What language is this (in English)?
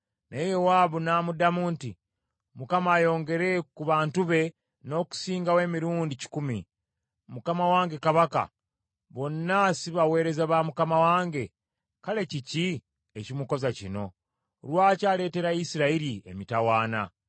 Ganda